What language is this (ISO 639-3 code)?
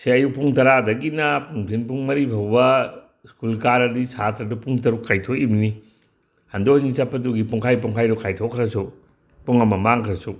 mni